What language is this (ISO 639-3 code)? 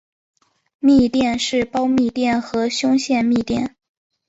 zho